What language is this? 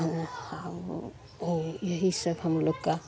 Hindi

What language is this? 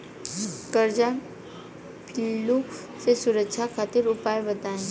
Bhojpuri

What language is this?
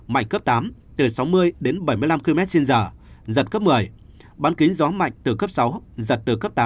Vietnamese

